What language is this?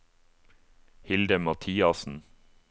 Norwegian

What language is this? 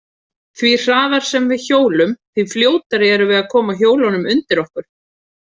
Icelandic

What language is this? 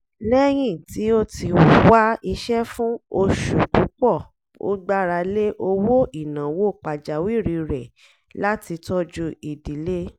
Yoruba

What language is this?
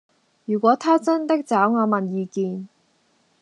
Cantonese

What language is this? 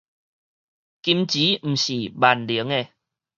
Min Nan Chinese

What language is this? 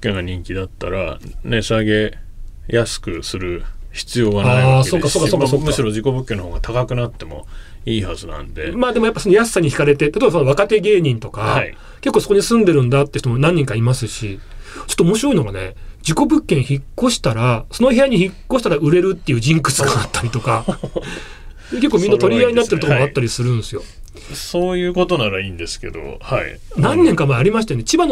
Japanese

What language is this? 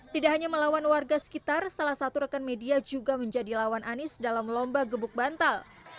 Indonesian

